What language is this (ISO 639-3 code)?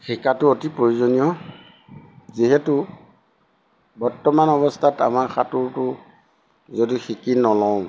asm